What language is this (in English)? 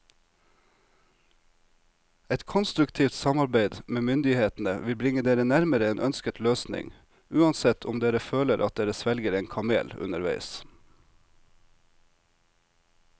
Norwegian